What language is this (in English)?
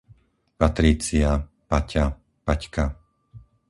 Slovak